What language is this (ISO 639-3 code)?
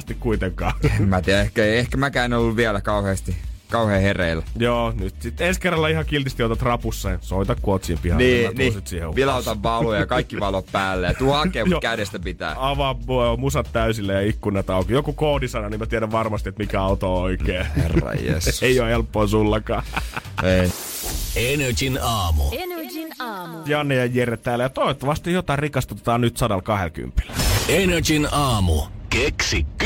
fin